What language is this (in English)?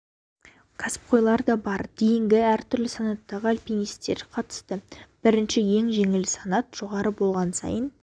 Kazakh